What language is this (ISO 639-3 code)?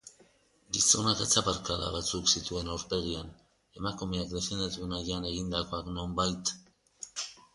eus